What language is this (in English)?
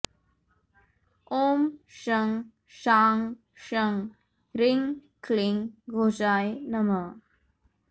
Sanskrit